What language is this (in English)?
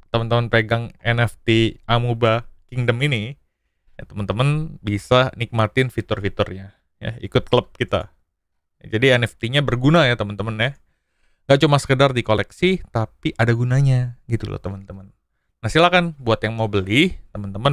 Indonesian